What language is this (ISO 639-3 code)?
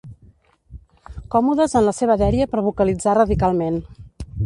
cat